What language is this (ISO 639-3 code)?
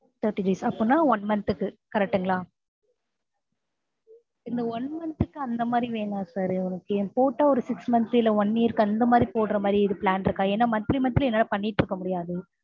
tam